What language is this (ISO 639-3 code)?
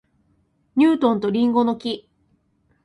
jpn